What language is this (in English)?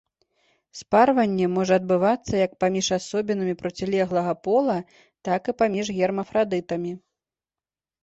Belarusian